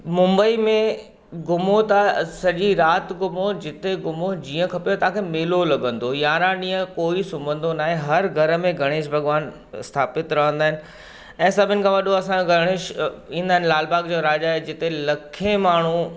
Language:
Sindhi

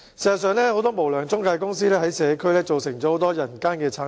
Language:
Cantonese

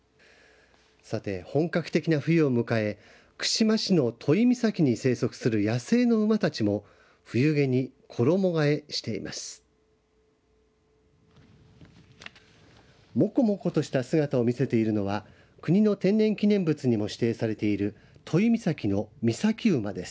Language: Japanese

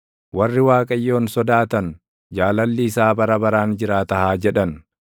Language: Oromo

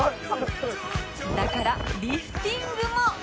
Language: Japanese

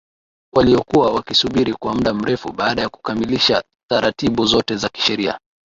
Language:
Swahili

